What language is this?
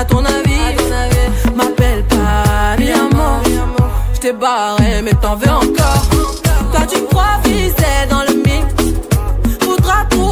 Romanian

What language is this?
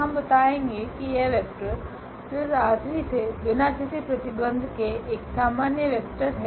Hindi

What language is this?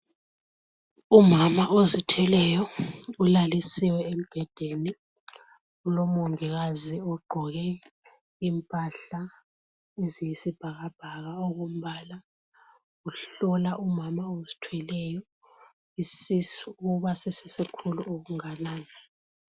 North Ndebele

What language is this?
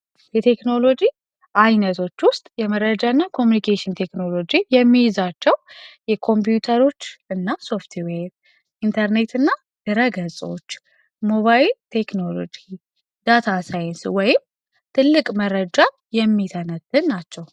Amharic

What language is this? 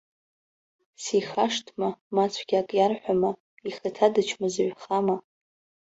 Abkhazian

